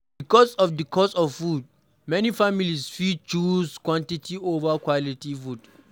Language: Nigerian Pidgin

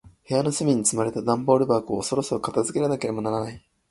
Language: Japanese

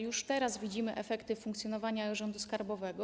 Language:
Polish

